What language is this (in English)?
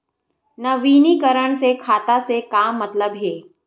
Chhattisgarhi